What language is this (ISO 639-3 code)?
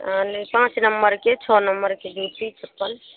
mai